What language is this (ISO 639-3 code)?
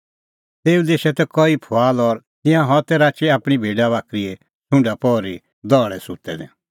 kfx